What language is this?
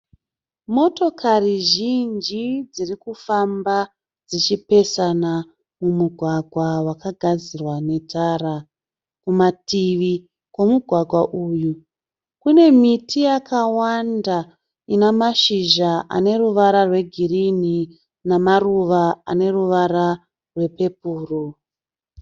Shona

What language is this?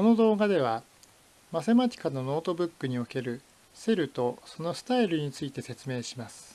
Japanese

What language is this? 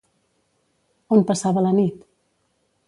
Catalan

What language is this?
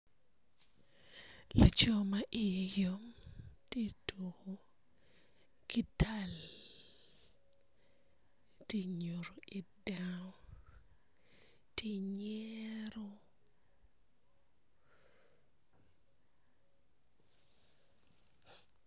Acoli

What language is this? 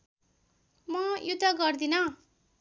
Nepali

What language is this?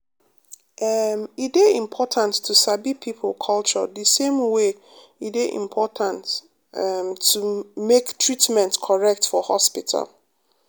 Nigerian Pidgin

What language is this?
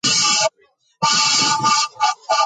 Georgian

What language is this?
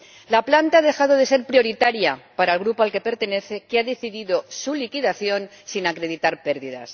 Spanish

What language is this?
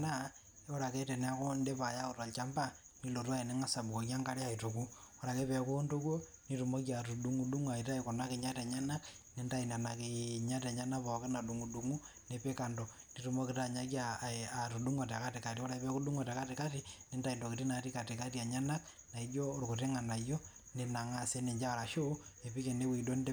Masai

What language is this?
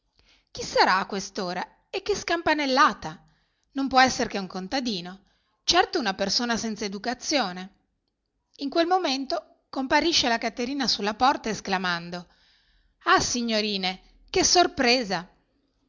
Italian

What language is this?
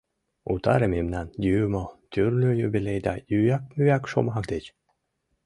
Mari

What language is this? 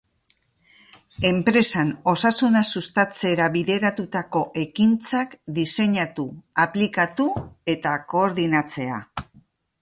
Basque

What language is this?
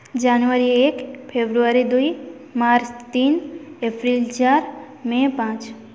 Odia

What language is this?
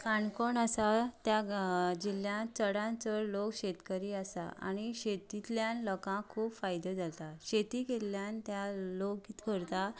Konkani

